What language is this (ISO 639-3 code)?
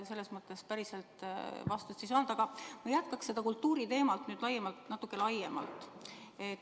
est